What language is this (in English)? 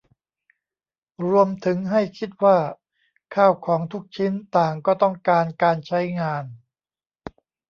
Thai